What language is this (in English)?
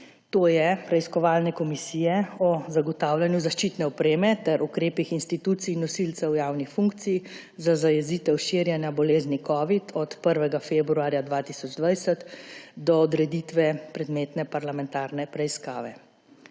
Slovenian